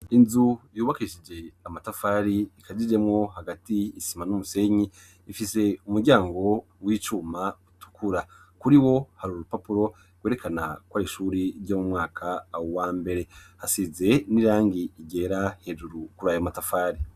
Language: Rundi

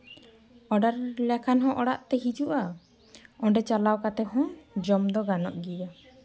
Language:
Santali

